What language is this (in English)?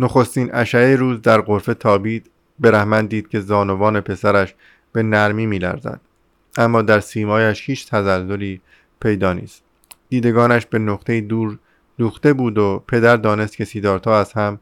Persian